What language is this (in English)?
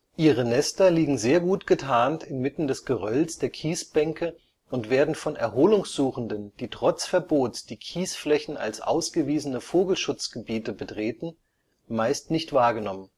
German